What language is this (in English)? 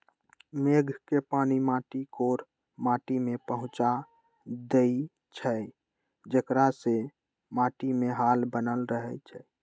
Magahi